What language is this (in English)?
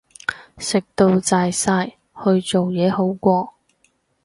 Cantonese